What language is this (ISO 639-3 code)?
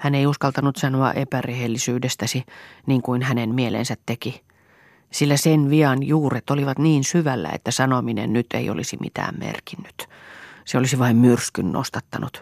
fin